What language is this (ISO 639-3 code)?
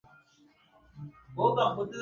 swa